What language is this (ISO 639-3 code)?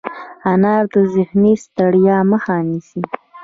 pus